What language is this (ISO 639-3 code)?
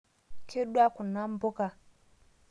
mas